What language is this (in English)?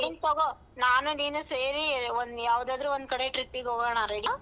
Kannada